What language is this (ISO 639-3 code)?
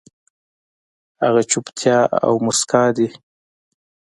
pus